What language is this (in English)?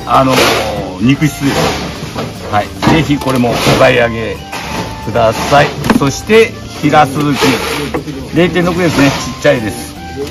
Japanese